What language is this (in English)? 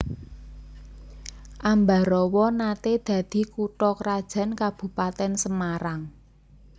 Javanese